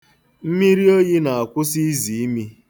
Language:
Igbo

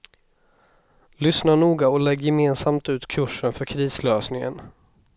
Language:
Swedish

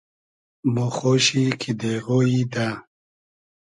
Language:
Hazaragi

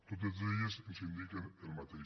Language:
Catalan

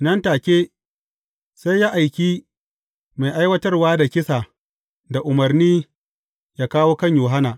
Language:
Hausa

